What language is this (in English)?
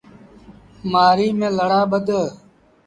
Sindhi Bhil